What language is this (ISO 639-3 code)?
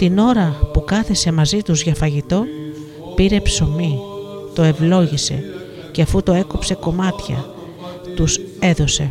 ell